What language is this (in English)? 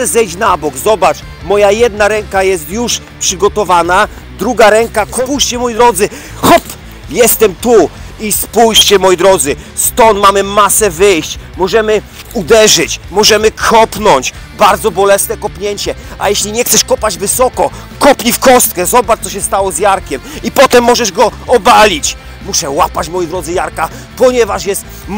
Polish